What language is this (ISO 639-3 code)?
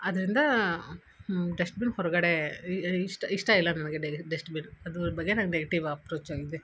kan